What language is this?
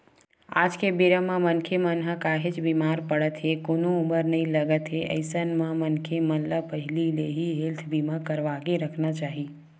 Chhattisgarhi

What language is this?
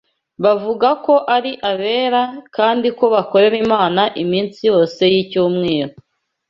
Kinyarwanda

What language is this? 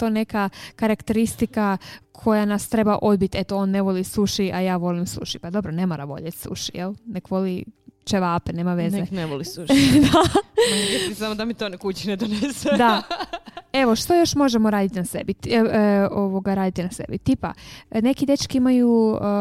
Croatian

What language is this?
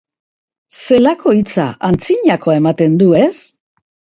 Basque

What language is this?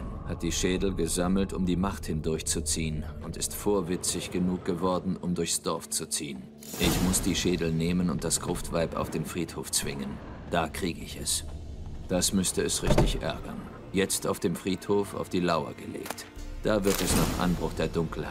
German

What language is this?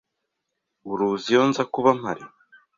Kinyarwanda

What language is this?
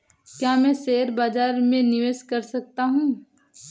Hindi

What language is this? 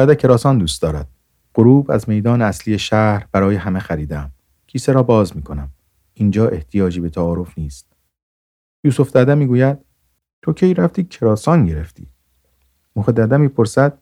Persian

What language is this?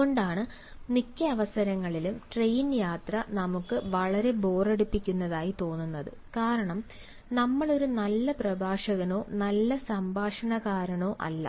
Malayalam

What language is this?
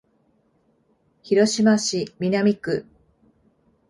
Japanese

